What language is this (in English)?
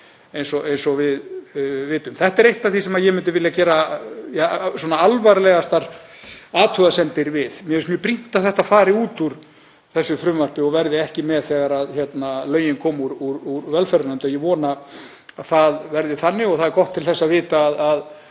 Icelandic